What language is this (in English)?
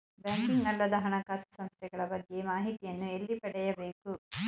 Kannada